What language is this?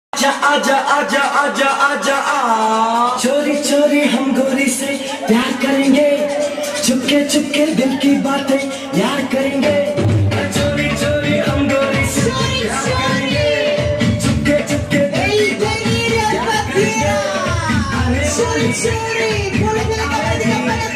Arabic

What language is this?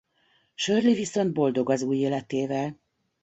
Hungarian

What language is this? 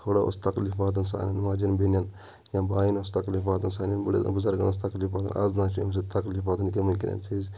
Kashmiri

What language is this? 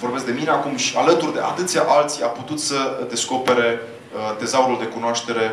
Romanian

